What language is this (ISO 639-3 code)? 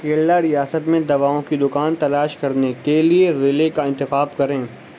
urd